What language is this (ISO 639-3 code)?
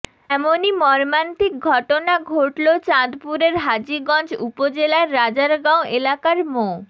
ben